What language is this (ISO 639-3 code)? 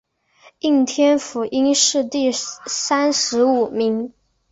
zho